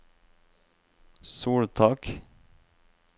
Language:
Norwegian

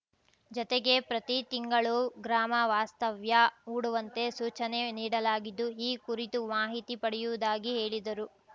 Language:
Kannada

